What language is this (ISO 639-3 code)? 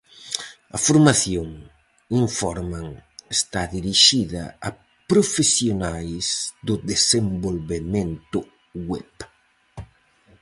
glg